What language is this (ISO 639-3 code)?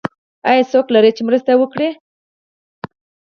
pus